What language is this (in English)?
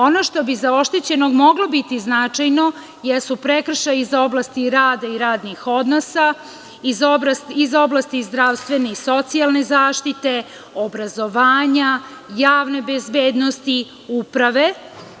Serbian